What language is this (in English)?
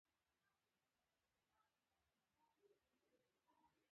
Pashto